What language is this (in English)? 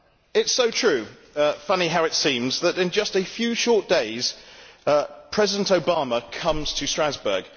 English